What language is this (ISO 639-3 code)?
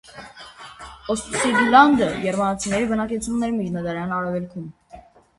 hye